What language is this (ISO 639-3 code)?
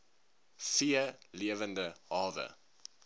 afr